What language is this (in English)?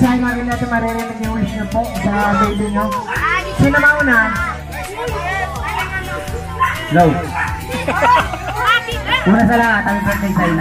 Indonesian